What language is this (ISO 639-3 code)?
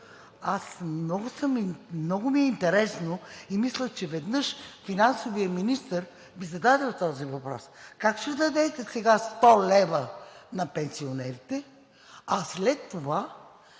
bul